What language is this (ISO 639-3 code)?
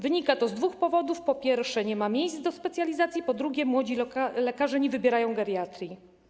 pol